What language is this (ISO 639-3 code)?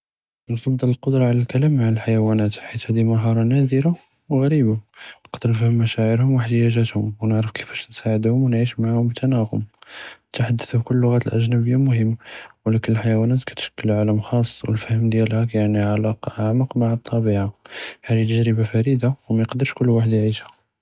jrb